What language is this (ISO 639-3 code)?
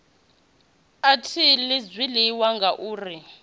ven